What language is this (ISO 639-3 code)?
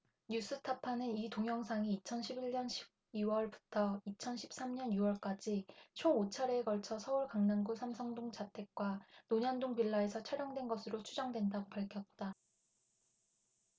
kor